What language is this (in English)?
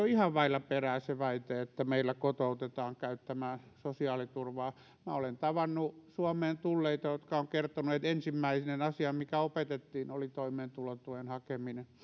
Finnish